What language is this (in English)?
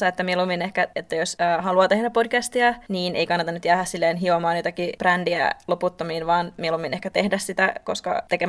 Finnish